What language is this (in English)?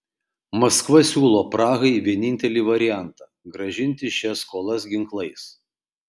Lithuanian